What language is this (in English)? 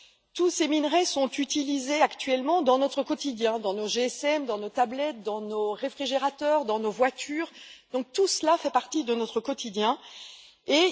French